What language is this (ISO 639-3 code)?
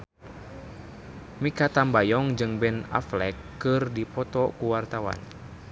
sun